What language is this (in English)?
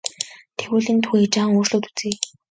Mongolian